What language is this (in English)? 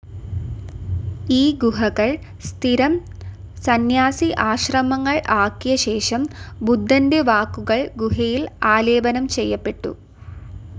Malayalam